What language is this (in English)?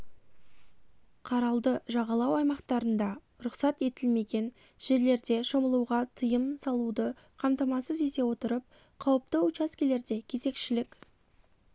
Kazakh